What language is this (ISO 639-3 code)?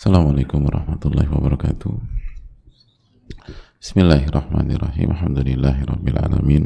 ind